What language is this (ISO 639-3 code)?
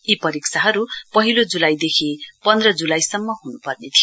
nep